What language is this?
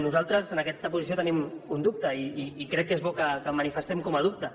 Catalan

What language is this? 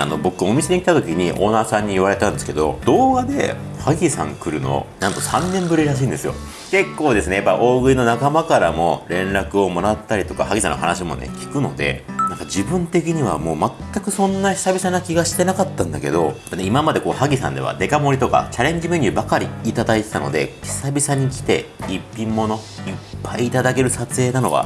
Japanese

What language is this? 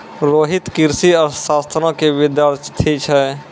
Maithili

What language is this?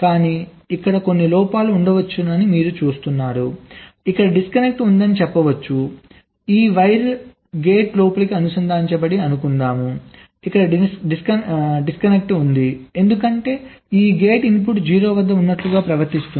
Telugu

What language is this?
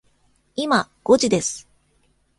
Japanese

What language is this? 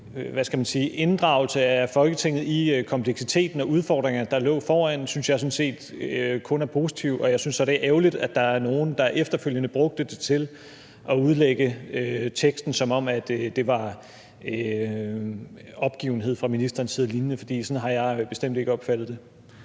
Danish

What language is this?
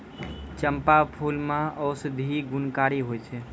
Maithili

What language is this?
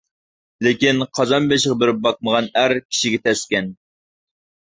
Uyghur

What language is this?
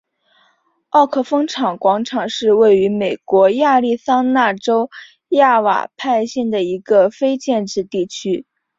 Chinese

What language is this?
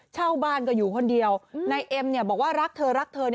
Thai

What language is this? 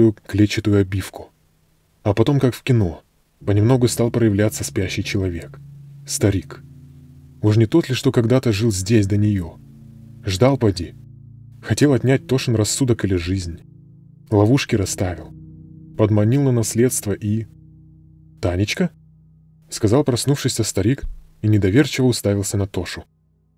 Russian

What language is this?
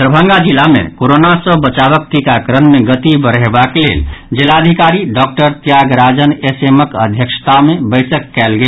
Maithili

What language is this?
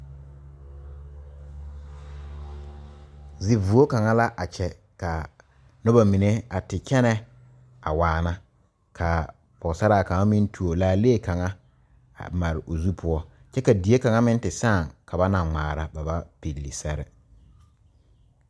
Southern Dagaare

